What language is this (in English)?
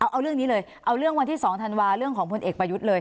Thai